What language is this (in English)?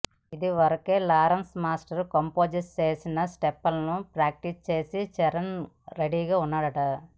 Telugu